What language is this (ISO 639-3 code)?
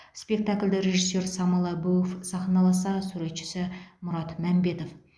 kaz